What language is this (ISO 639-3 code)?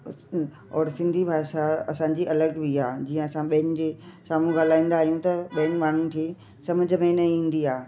snd